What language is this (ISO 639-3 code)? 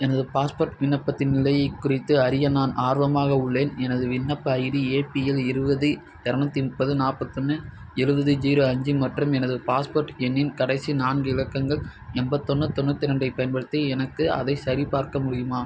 tam